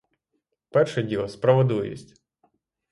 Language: Ukrainian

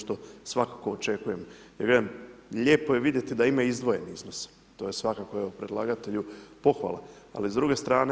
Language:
Croatian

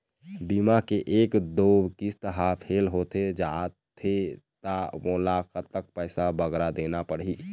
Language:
Chhattisgarhi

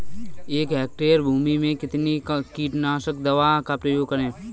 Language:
Hindi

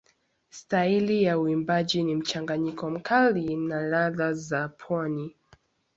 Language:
Swahili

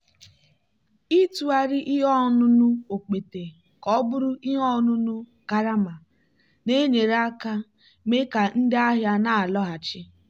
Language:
Igbo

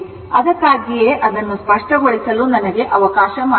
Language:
Kannada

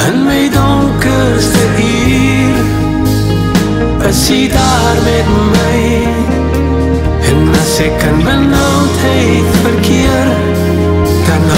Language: Arabic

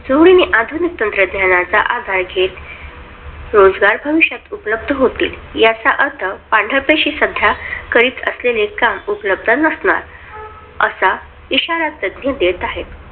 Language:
Marathi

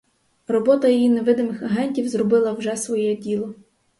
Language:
Ukrainian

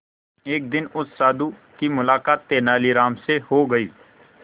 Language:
Hindi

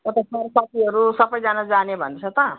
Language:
Nepali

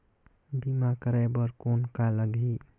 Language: Chhattisgarhi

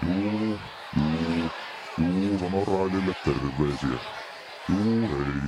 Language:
Finnish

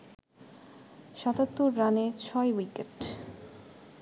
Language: Bangla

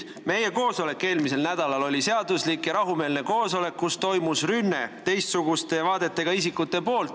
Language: Estonian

